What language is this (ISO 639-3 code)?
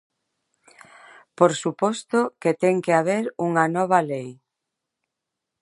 glg